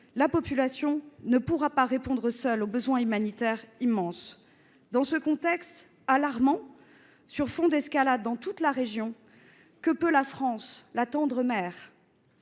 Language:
French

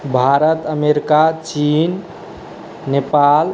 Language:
Maithili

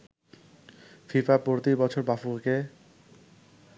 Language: Bangla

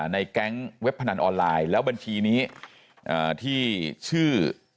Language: Thai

